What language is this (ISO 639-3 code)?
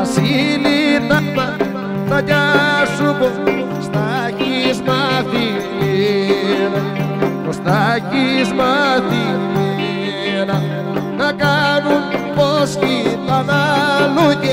ron